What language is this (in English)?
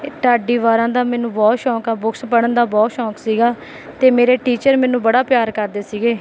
Punjabi